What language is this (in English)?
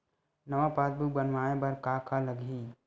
Chhattisgarhi